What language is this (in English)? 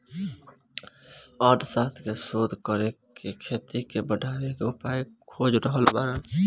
Bhojpuri